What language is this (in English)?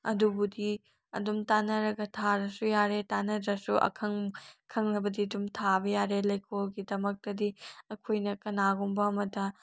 Manipuri